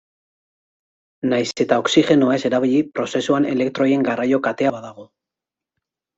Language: Basque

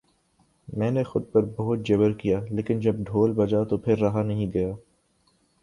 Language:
Urdu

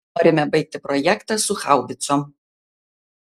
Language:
Lithuanian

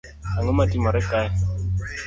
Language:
Luo (Kenya and Tanzania)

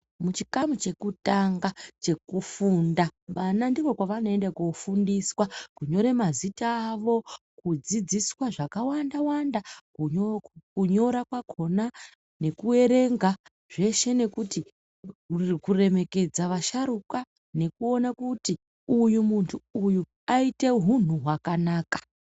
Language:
Ndau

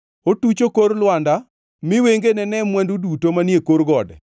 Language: Luo (Kenya and Tanzania)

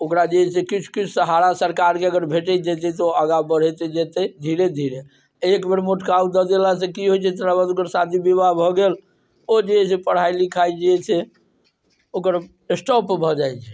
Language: Maithili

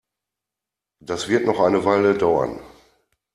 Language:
German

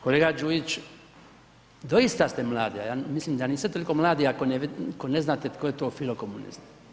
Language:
Croatian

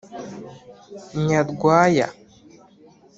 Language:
Kinyarwanda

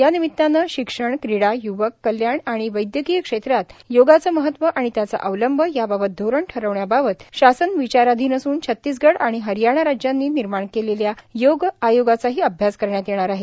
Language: Marathi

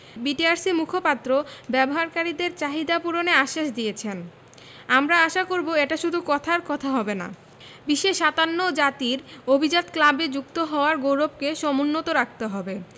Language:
Bangla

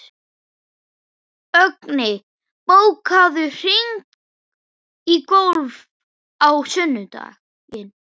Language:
Icelandic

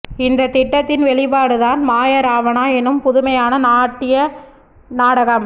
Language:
Tamil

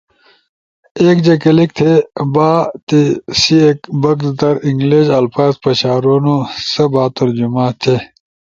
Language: Ushojo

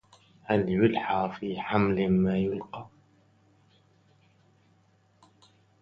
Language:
Arabic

